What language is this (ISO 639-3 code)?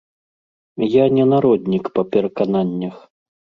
bel